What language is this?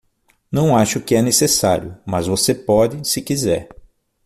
Portuguese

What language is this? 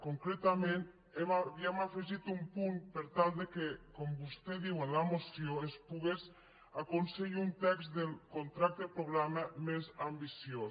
Catalan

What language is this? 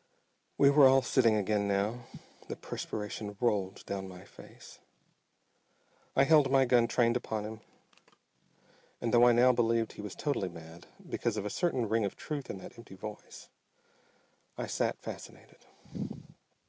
English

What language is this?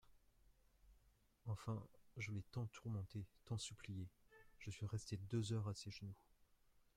French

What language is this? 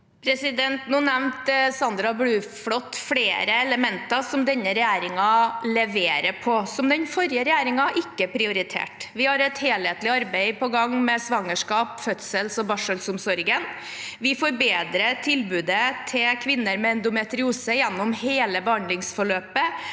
Norwegian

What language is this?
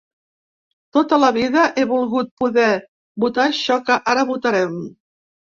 Catalan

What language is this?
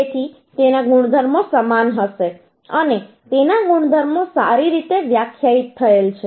Gujarati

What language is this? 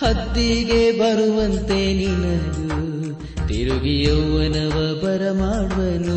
Kannada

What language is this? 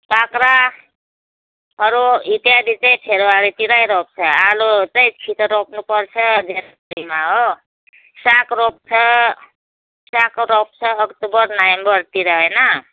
Nepali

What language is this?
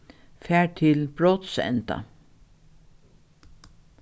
Faroese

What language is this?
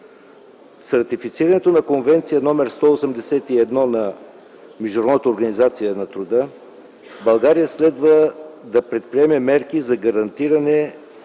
Bulgarian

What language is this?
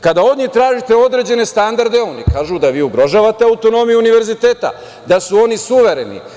Serbian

